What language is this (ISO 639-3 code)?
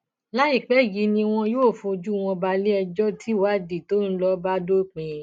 yor